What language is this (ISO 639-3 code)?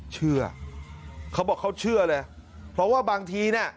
tha